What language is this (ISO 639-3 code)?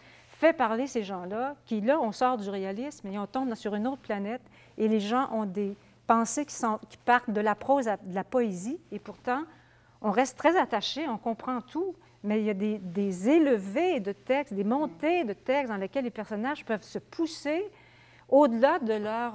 fra